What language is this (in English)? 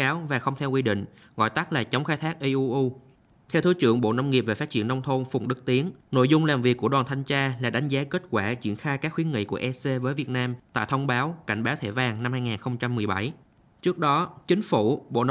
Vietnamese